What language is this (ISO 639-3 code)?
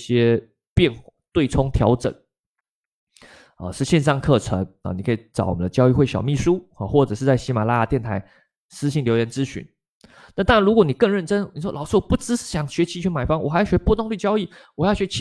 zho